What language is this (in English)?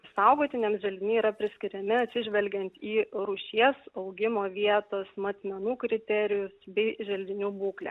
Lithuanian